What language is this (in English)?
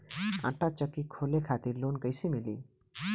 Bhojpuri